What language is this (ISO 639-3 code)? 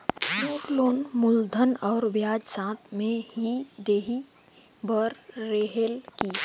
hne